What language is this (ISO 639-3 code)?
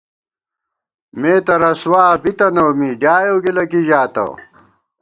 gwt